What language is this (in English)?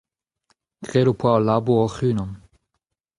Breton